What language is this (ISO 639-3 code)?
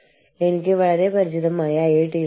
mal